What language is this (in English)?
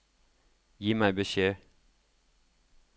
Norwegian